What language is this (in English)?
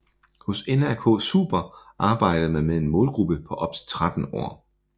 Danish